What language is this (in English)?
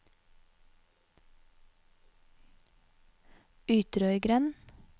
Norwegian